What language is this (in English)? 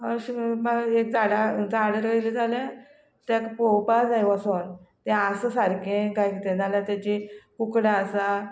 Konkani